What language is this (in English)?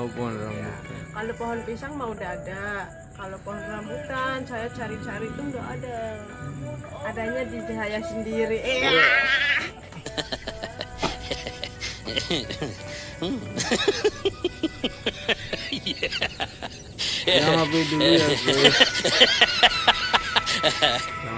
Indonesian